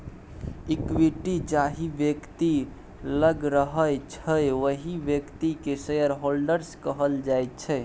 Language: Maithili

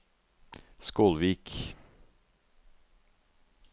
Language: Norwegian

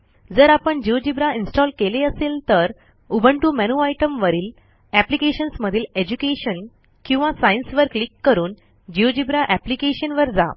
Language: Marathi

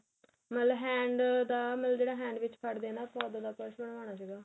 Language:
Punjabi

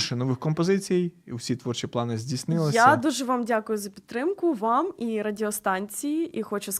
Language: Ukrainian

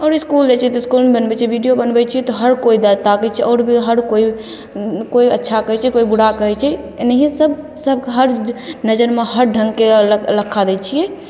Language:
Maithili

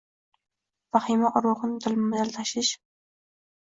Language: Uzbek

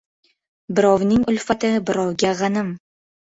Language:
Uzbek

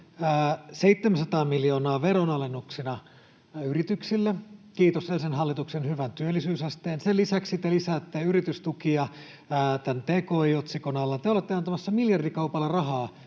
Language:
Finnish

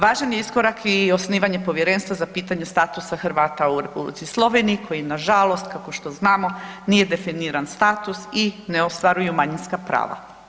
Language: Croatian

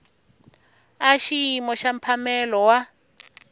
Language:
Tsonga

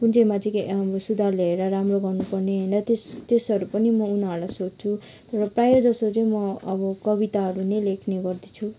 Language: Nepali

